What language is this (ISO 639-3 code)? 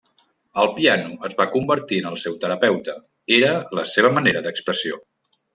cat